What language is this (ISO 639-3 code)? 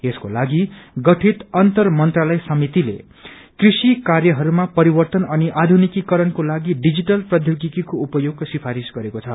nep